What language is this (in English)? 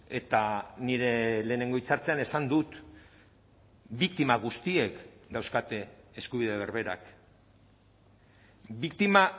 Basque